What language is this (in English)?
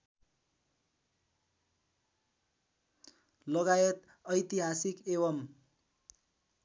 Nepali